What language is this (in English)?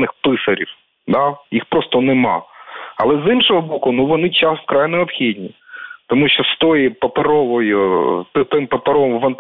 Ukrainian